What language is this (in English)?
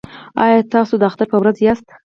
Pashto